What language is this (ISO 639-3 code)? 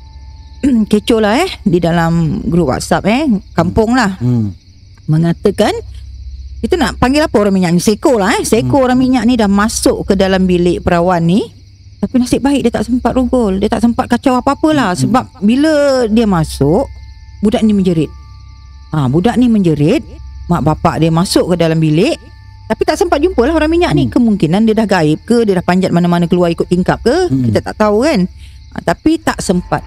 msa